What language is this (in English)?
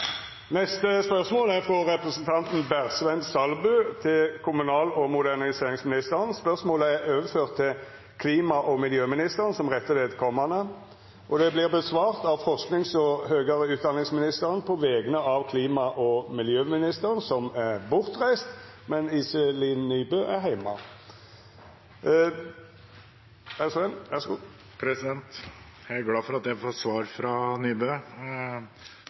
Norwegian